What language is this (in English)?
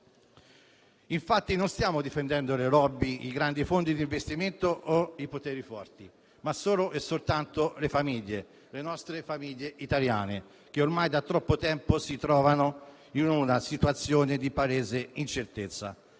Italian